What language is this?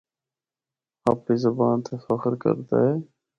Northern Hindko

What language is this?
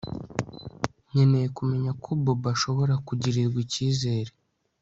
Kinyarwanda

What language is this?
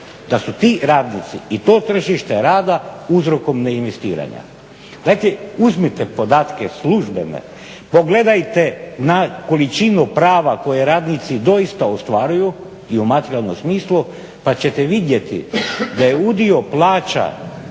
Croatian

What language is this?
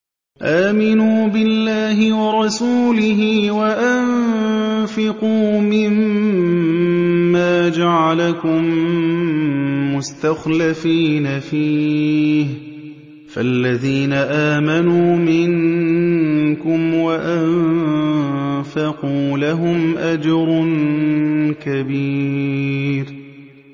Arabic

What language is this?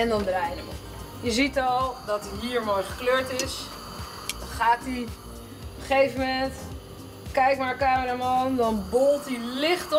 Dutch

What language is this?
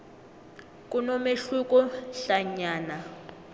South Ndebele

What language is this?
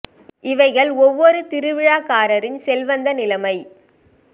Tamil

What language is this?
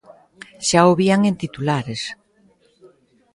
Galician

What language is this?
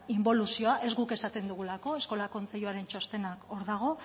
Basque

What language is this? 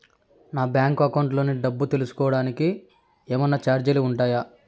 Telugu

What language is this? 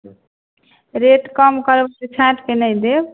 Maithili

